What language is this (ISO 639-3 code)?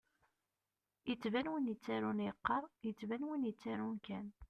kab